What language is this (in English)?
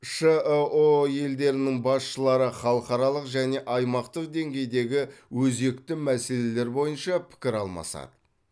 Kazakh